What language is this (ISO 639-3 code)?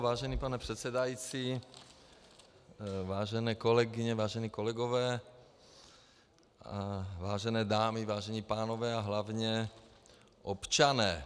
ces